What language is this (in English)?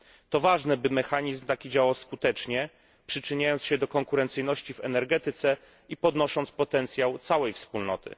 Polish